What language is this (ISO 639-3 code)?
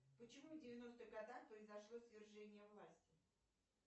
rus